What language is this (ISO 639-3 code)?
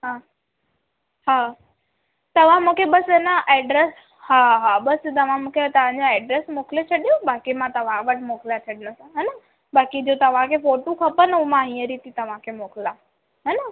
snd